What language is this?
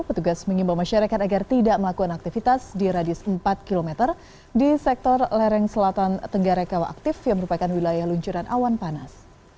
Indonesian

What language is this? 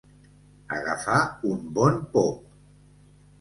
Catalan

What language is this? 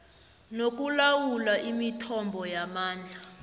South Ndebele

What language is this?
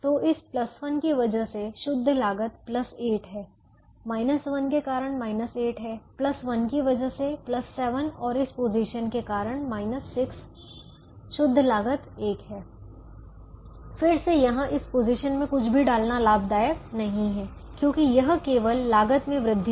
Hindi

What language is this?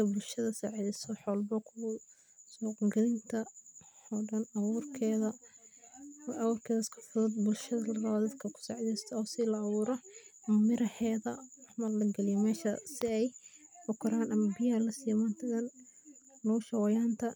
Somali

